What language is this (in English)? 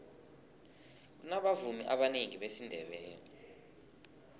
South Ndebele